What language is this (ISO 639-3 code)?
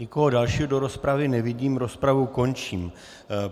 ces